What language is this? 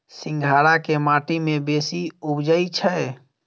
Maithili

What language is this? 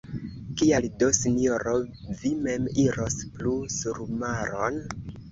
Esperanto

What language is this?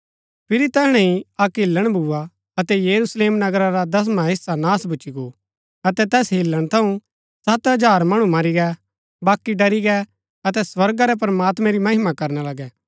Gaddi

